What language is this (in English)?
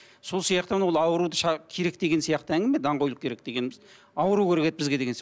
Kazakh